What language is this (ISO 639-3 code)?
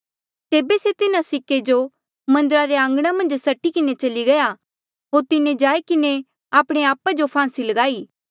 mjl